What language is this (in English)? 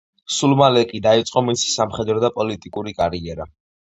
Georgian